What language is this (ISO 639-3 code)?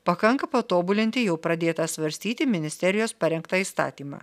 lit